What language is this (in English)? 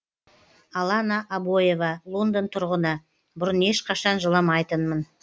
Kazakh